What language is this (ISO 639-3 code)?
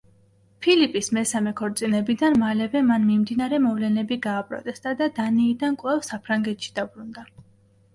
kat